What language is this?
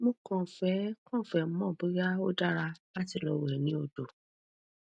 Yoruba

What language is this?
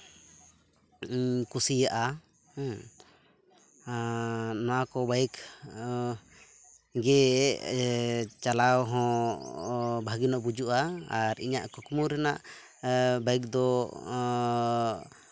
Santali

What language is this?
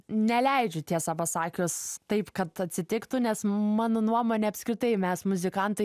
Lithuanian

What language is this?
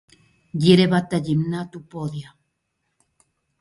Greek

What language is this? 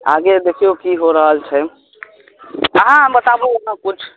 Maithili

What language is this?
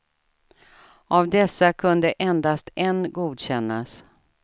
Swedish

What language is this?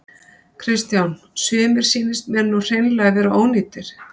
Icelandic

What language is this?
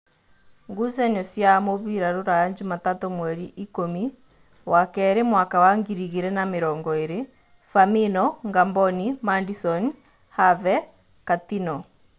Kikuyu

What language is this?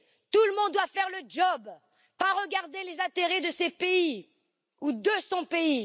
French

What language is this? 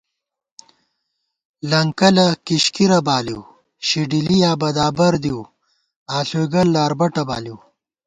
Gawar-Bati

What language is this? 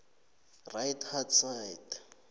South Ndebele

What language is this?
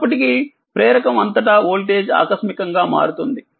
Telugu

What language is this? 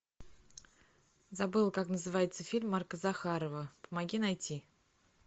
Russian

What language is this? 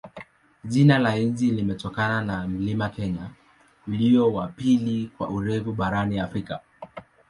Swahili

